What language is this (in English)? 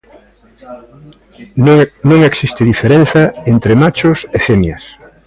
Galician